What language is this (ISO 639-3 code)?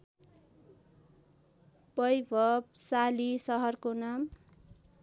nep